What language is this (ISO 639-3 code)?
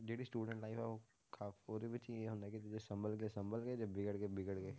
pan